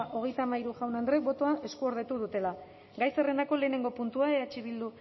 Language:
Basque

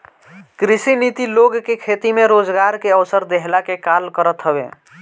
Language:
Bhojpuri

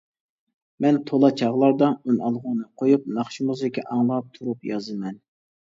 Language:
Uyghur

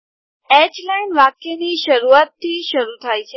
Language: Gujarati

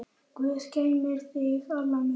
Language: Icelandic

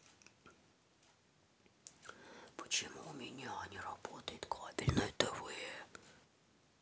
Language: Russian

